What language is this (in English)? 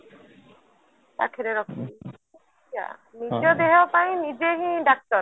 Odia